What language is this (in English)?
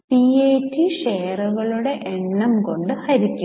Malayalam